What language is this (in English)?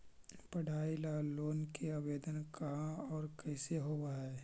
Magahi